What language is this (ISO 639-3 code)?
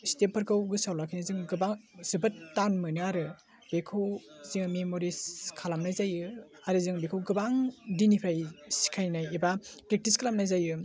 brx